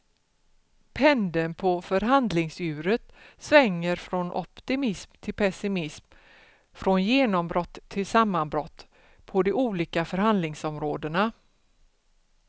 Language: Swedish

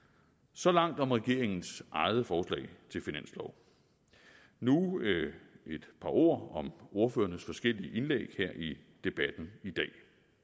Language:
Danish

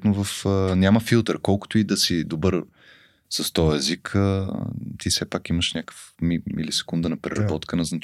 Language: Bulgarian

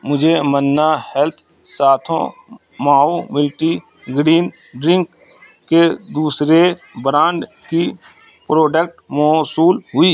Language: Urdu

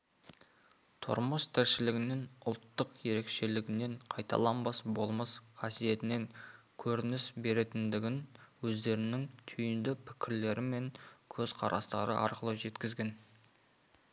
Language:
Kazakh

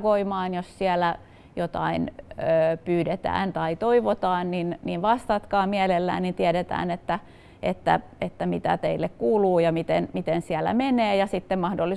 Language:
Finnish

